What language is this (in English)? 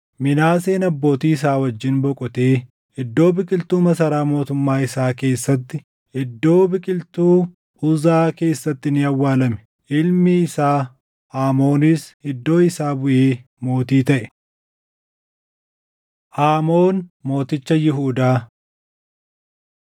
Oromo